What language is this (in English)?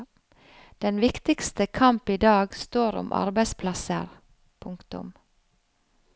Norwegian